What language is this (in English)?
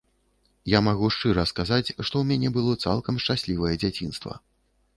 Belarusian